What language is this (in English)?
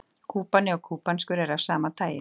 Icelandic